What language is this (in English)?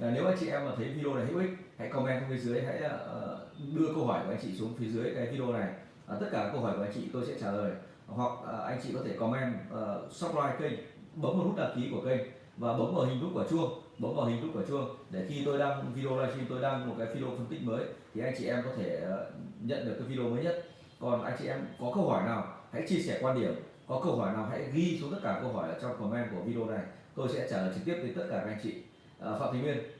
Vietnamese